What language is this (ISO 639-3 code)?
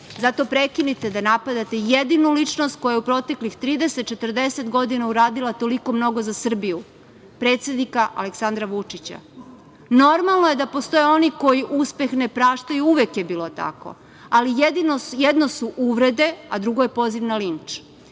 srp